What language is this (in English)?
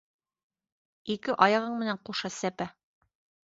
Bashkir